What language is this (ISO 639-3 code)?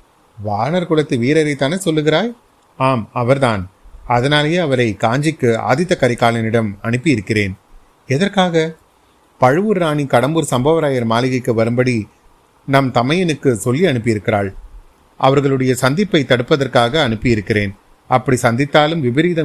tam